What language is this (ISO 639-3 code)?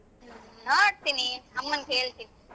kan